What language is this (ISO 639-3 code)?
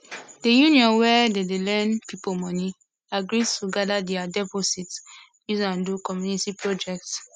pcm